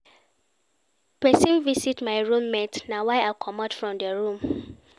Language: Nigerian Pidgin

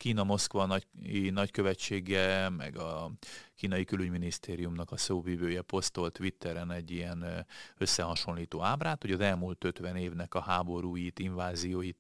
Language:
Hungarian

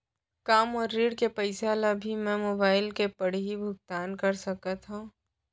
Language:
Chhattisgarhi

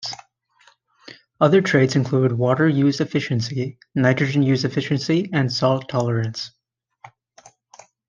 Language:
English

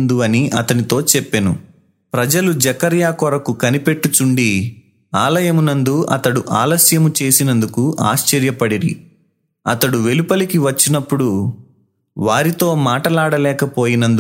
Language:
Telugu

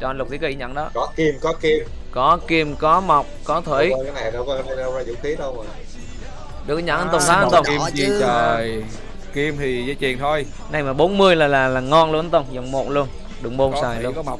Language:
Vietnamese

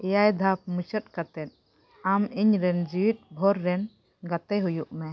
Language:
Santali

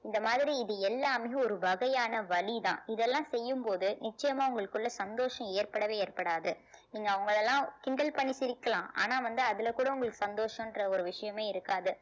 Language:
Tamil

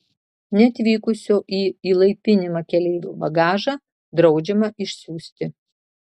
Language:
Lithuanian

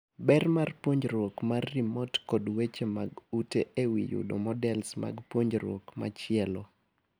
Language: Luo (Kenya and Tanzania)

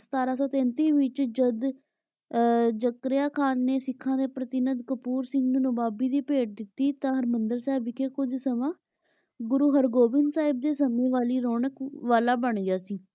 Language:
Punjabi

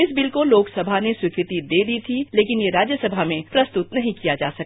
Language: Hindi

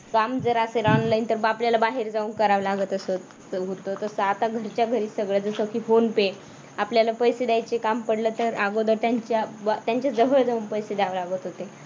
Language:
Marathi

